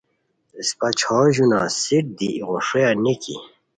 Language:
Khowar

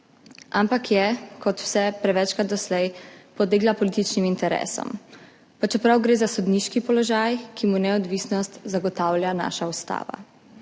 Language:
Slovenian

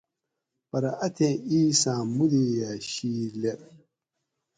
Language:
Gawri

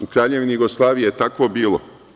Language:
Serbian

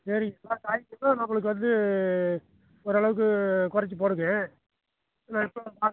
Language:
Tamil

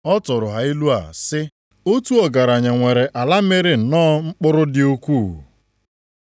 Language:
Igbo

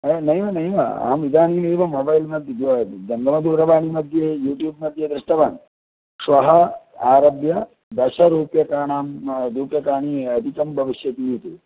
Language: Sanskrit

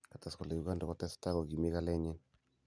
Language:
Kalenjin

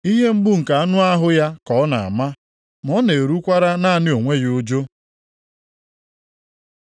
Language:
Igbo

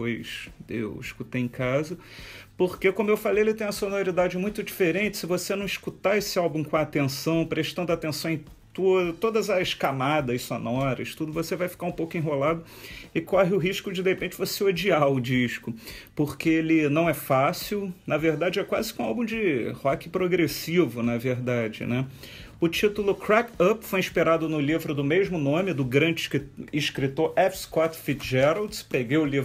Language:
Portuguese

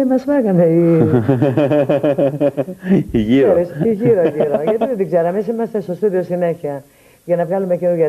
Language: Greek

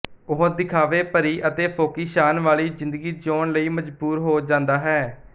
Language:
Punjabi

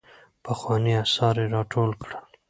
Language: Pashto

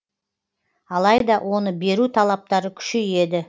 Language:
Kazakh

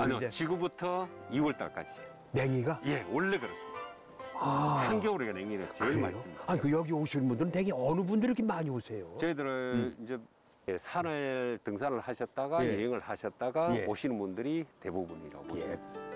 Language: Korean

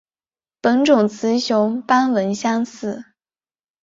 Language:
Chinese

